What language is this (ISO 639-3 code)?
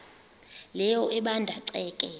xho